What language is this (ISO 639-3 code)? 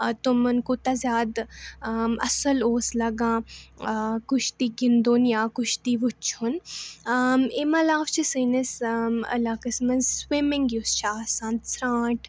kas